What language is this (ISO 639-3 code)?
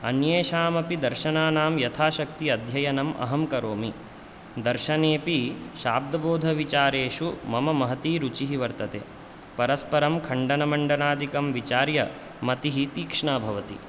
san